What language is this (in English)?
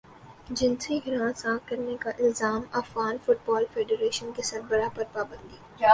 Urdu